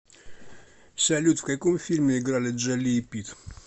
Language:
Russian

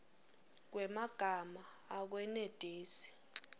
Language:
Swati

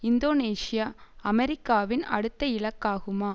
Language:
Tamil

